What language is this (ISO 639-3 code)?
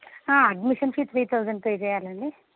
tel